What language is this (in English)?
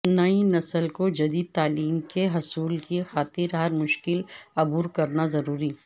Urdu